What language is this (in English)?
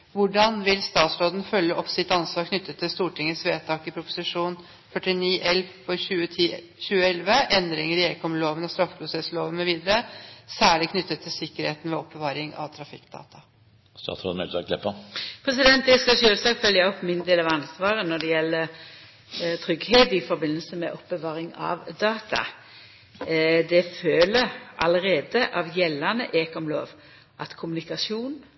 Norwegian